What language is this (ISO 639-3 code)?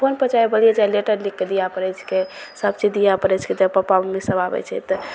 mai